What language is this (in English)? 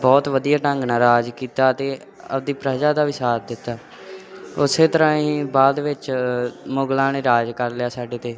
Punjabi